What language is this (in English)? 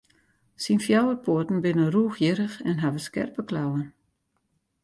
Western Frisian